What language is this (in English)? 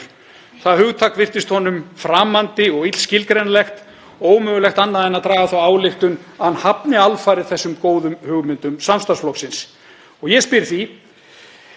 Icelandic